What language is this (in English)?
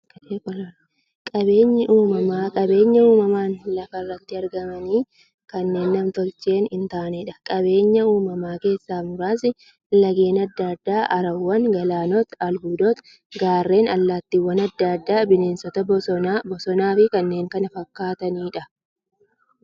Oromo